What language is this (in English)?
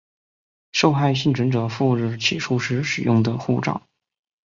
Chinese